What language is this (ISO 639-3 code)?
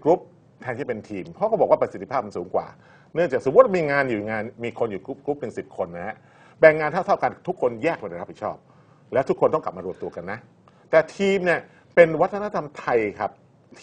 tha